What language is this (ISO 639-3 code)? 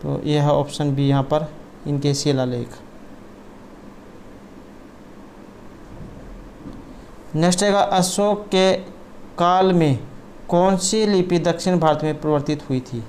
hin